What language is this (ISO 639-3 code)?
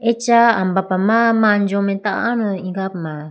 clk